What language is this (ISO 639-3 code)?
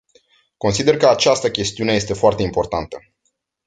ron